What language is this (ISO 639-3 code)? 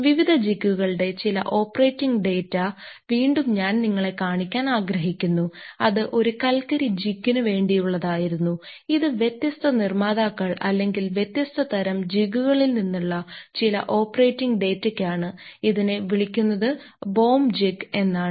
mal